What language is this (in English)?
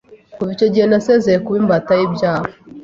Kinyarwanda